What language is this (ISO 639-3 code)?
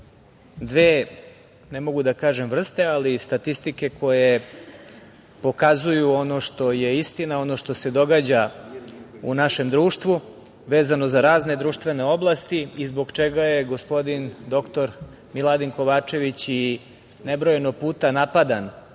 srp